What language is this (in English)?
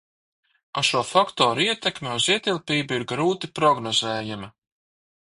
Latvian